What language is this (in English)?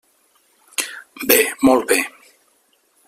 Catalan